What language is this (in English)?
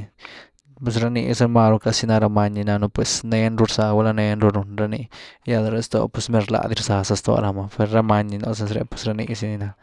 Güilá Zapotec